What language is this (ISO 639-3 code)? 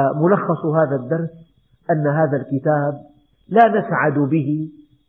ara